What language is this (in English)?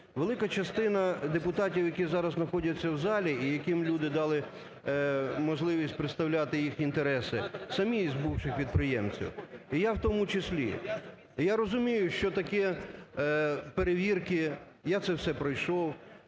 Ukrainian